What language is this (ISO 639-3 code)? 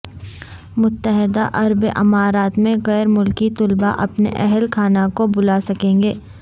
urd